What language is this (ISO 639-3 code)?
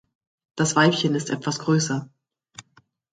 deu